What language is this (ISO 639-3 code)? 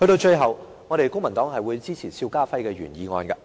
yue